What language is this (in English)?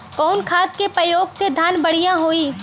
Bhojpuri